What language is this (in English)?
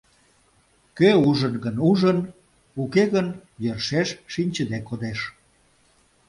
Mari